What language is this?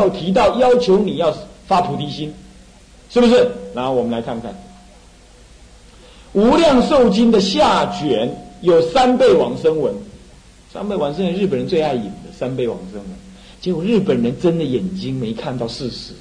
Chinese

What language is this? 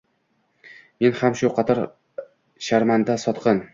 Uzbek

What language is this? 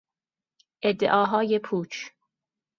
Persian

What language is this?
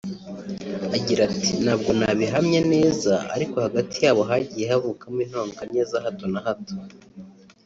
Kinyarwanda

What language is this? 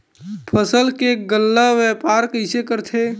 Chhattisgarhi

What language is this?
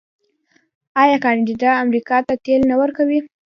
Pashto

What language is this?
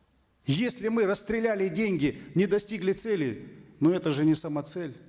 Kazakh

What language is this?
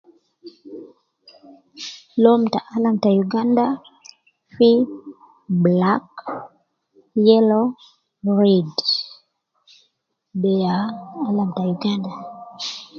Nubi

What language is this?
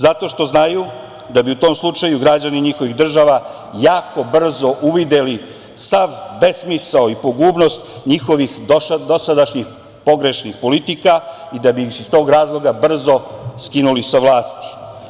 Serbian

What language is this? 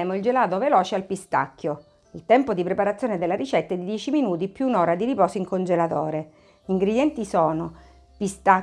Italian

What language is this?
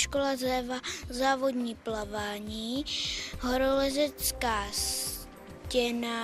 Czech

